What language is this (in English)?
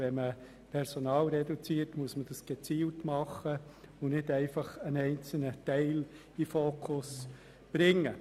Swiss German